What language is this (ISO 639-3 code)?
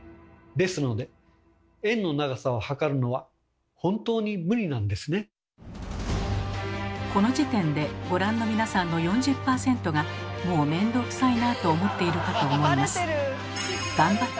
jpn